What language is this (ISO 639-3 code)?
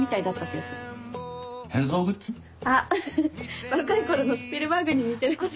jpn